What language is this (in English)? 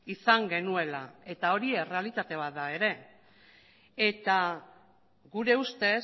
Basque